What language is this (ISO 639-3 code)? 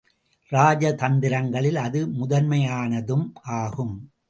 tam